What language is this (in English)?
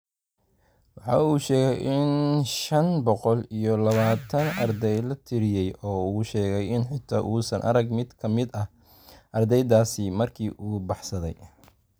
Somali